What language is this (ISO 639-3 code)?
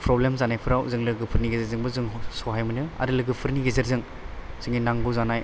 brx